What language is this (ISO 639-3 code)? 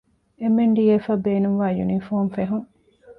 div